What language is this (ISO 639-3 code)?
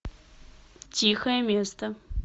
rus